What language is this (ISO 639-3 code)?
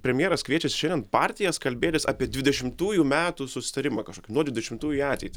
lit